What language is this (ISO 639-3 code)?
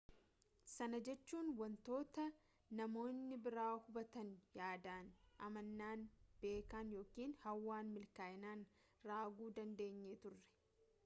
orm